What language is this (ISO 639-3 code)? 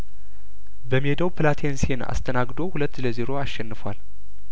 amh